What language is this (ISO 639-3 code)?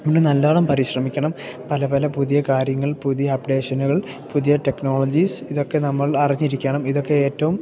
mal